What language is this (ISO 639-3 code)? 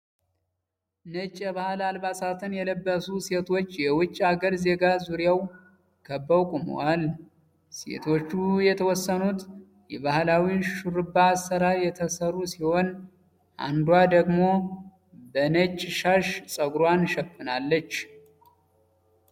amh